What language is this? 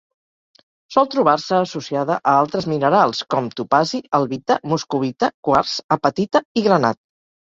Catalan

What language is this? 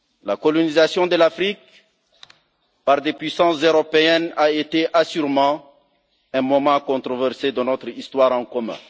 French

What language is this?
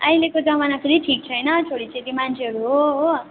Nepali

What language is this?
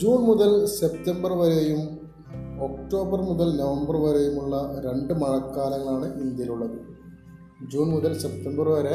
Malayalam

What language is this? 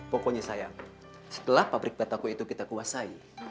Indonesian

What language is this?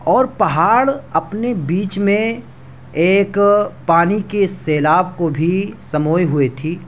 Urdu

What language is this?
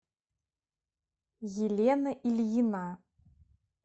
Russian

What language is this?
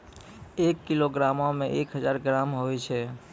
Maithili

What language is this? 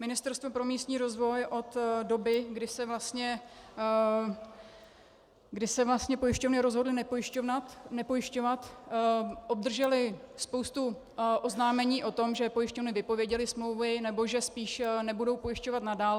Czech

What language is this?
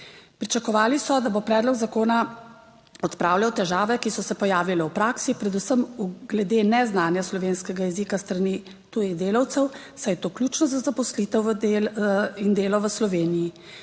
Slovenian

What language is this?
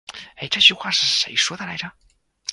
Chinese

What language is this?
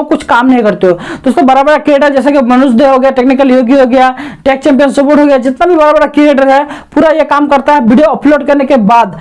Hindi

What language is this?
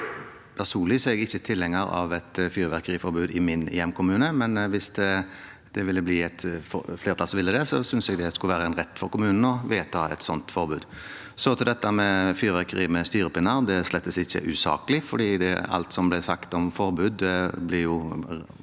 Norwegian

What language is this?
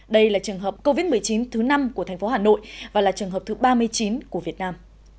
Vietnamese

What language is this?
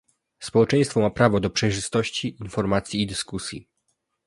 Polish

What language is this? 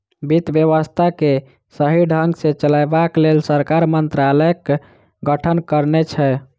Maithili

